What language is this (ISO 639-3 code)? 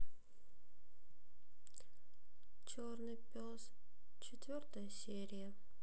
rus